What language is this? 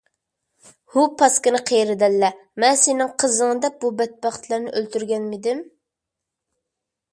Uyghur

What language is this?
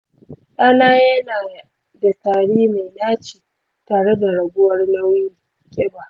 Hausa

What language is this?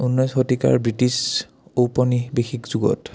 Assamese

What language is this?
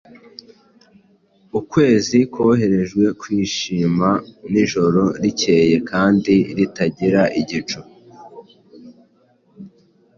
Kinyarwanda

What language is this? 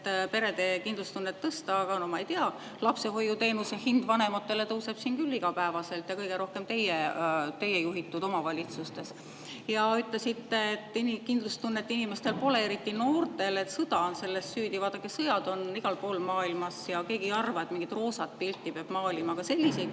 Estonian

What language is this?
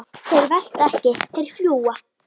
Icelandic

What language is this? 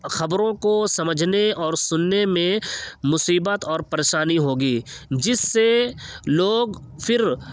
Urdu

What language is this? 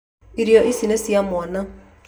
Kikuyu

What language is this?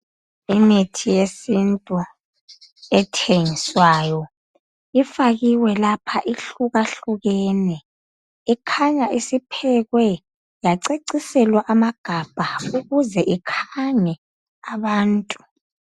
North Ndebele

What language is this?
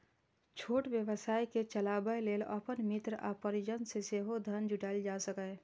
Maithili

